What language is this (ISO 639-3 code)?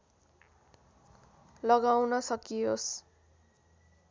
nep